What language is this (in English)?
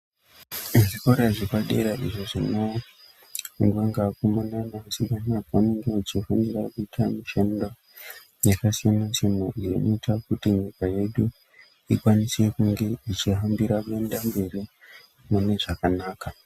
Ndau